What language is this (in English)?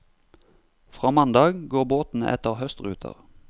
Norwegian